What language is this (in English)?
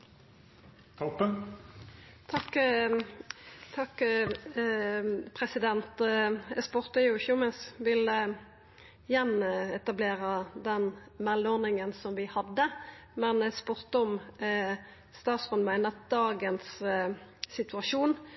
Norwegian Nynorsk